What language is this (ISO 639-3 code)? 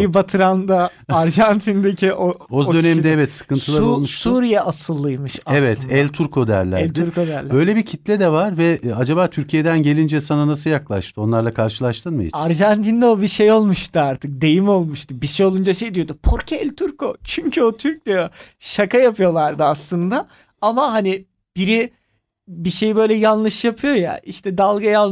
tur